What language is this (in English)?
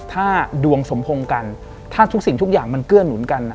Thai